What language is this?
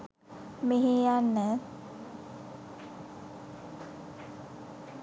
Sinhala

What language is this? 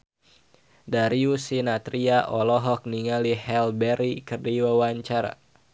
Sundanese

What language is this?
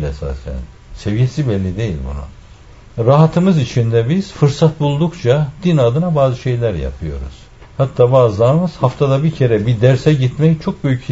Turkish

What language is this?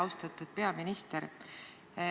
Estonian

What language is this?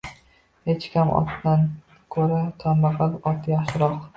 Uzbek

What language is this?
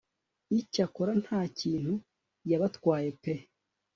Kinyarwanda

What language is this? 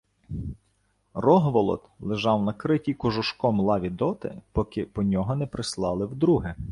Ukrainian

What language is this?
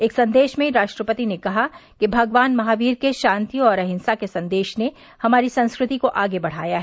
Hindi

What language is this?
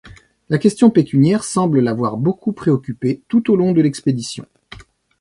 French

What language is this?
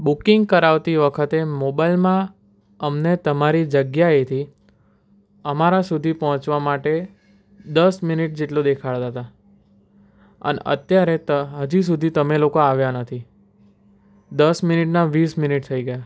Gujarati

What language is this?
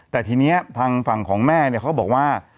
Thai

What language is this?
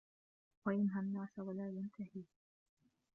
Arabic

